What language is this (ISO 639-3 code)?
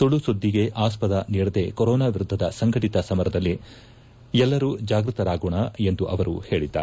kan